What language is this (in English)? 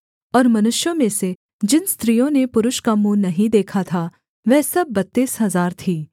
Hindi